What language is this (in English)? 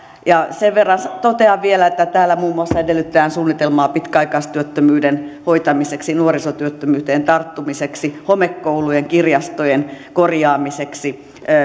Finnish